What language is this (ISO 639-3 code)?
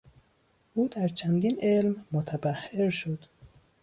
fas